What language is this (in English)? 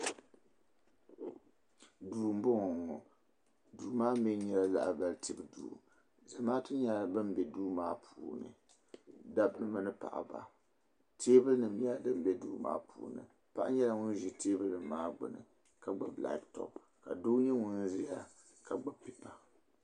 Dagbani